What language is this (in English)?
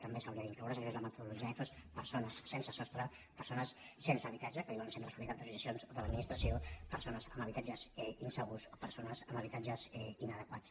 Catalan